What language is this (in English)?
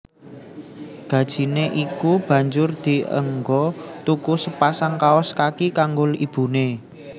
Javanese